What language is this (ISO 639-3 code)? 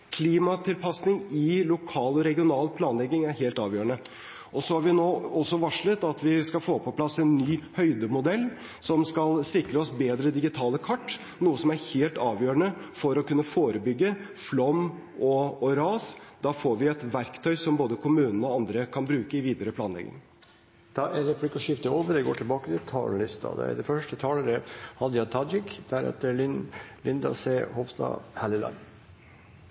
nor